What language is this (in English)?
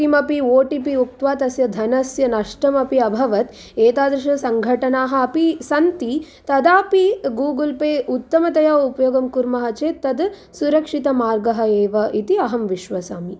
Sanskrit